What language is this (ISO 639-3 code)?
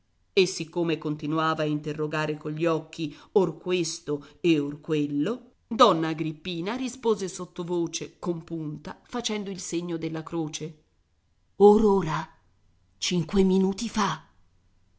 ita